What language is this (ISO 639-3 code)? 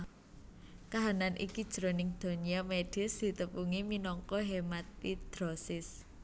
jav